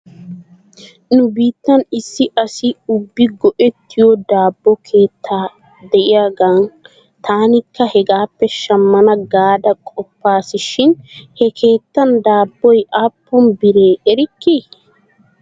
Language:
Wolaytta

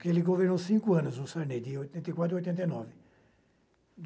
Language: Portuguese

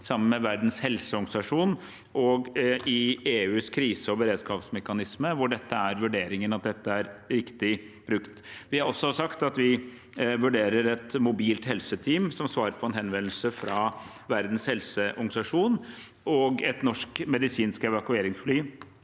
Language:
Norwegian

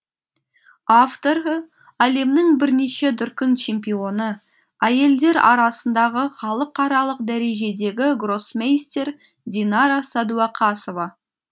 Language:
Kazakh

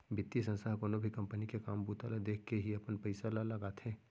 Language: Chhattisgarhi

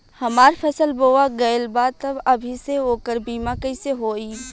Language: Bhojpuri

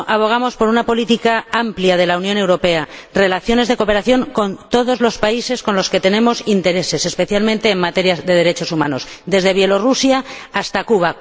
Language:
Spanish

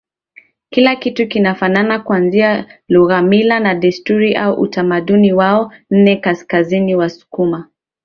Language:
Swahili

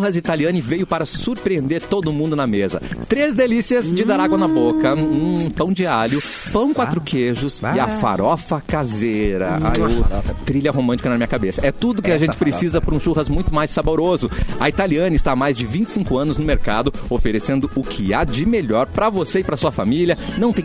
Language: Portuguese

